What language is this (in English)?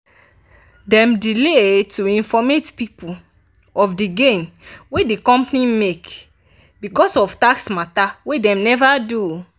Nigerian Pidgin